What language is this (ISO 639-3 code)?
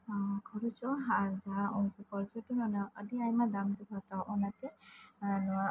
sat